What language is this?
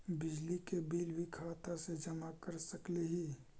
Magahi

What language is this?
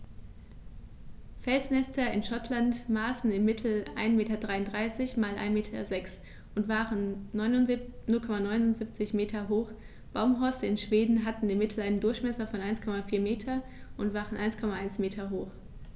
German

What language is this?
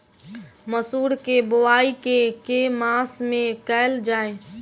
Maithili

